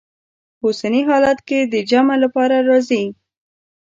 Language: Pashto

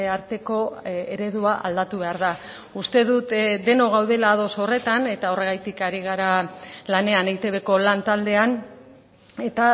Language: Basque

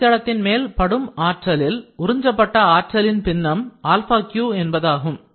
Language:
Tamil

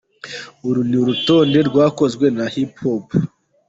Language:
Kinyarwanda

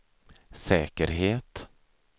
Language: Swedish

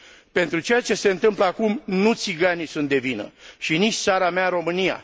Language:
Romanian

